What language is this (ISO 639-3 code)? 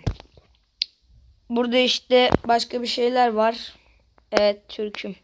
tur